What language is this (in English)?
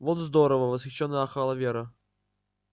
Russian